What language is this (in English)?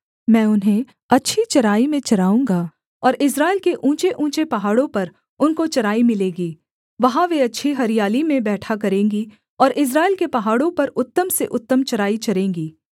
Hindi